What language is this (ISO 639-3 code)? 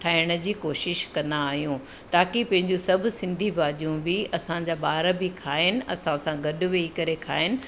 snd